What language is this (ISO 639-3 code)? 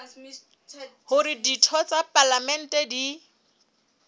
sot